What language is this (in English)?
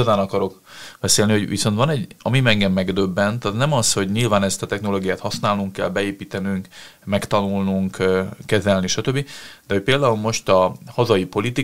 Hungarian